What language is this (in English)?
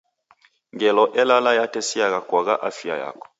Taita